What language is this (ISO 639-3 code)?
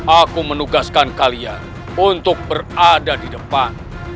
ind